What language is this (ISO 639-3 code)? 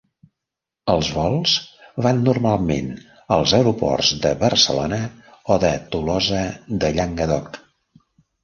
cat